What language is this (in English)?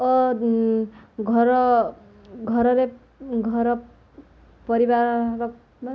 Odia